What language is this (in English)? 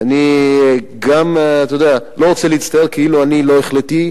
Hebrew